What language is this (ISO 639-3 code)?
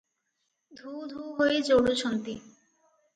ori